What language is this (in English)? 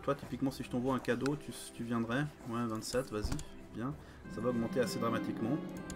French